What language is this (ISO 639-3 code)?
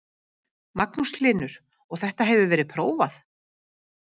isl